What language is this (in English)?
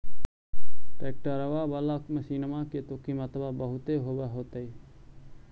Magahi